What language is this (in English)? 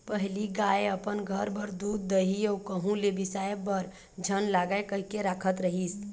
Chhattisgarhi